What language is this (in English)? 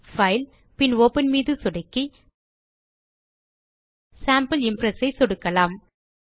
Tamil